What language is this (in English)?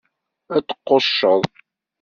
Kabyle